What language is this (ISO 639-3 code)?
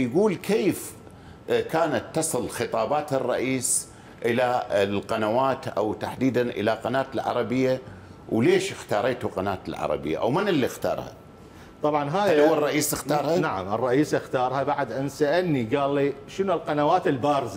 ara